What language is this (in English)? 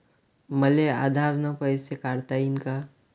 Marathi